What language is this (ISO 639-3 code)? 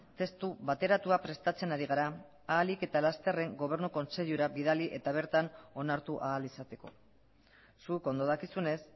eus